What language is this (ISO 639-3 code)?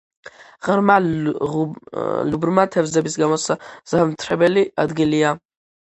kat